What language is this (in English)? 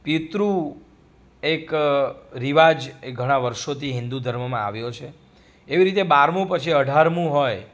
Gujarati